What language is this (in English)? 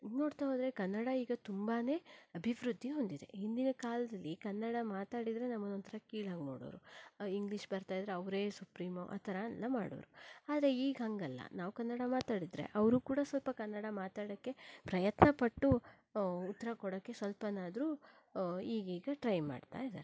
Kannada